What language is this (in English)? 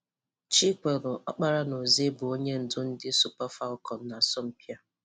Igbo